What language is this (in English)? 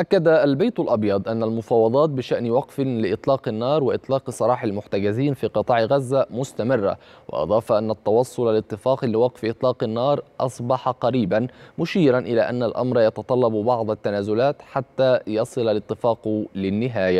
Arabic